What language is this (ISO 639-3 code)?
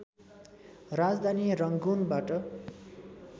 nep